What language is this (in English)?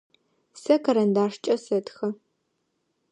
Adyghe